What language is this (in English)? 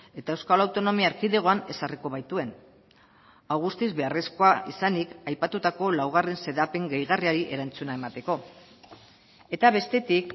Basque